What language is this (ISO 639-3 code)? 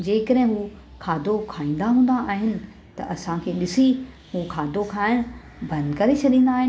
snd